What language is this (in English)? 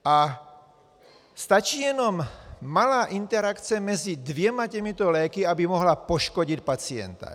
Czech